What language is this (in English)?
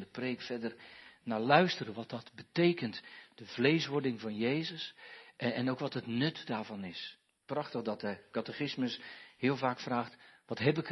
Dutch